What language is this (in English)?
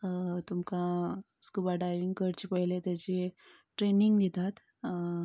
Konkani